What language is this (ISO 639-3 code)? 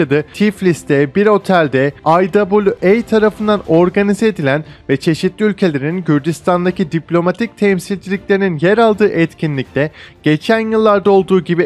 tur